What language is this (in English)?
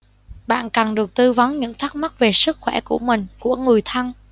Vietnamese